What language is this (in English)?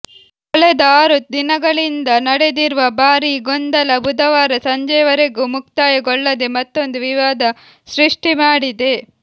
Kannada